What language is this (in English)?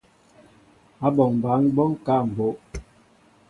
Mbo (Cameroon)